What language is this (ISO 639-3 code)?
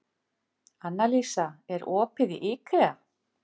isl